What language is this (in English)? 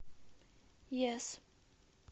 Russian